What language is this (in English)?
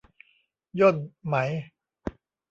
Thai